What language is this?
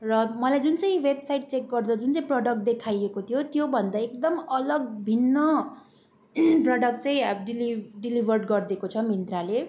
Nepali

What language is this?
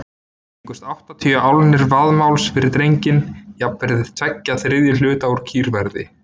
Icelandic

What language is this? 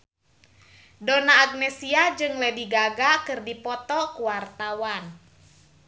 Sundanese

